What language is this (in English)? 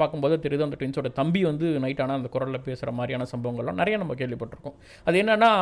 Tamil